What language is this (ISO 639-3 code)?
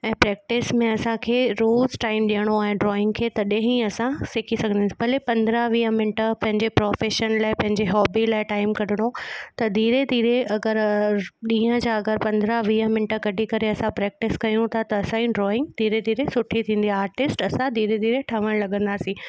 snd